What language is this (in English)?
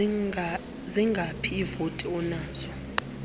Xhosa